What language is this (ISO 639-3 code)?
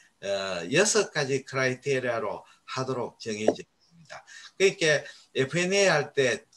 kor